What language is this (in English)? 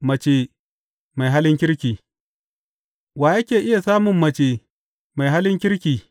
Hausa